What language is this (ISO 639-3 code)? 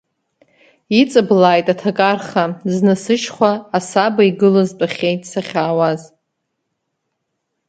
abk